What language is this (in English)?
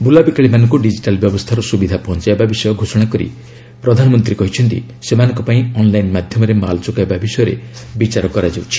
Odia